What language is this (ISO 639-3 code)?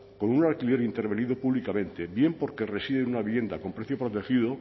spa